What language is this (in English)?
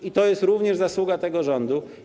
Polish